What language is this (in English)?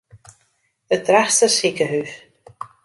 Western Frisian